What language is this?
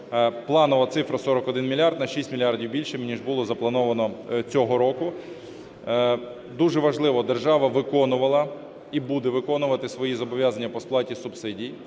Ukrainian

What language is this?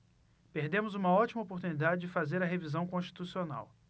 Portuguese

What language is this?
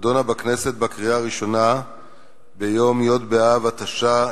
Hebrew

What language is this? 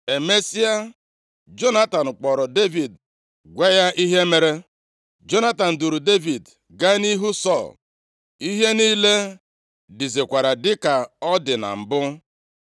Igbo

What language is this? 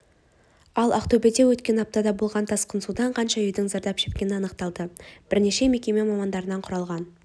Kazakh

